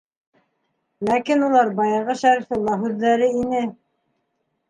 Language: Bashkir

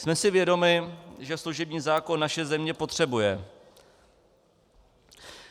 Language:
Czech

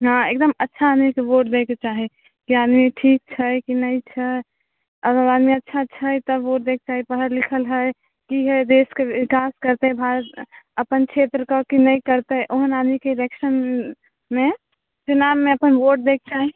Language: Maithili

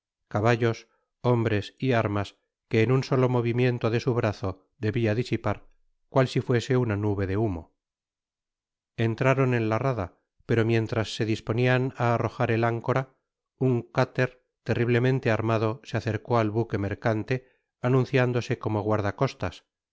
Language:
Spanish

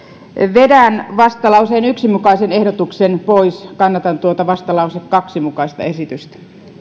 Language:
Finnish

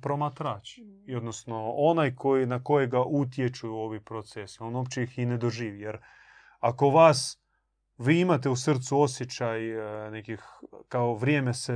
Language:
Croatian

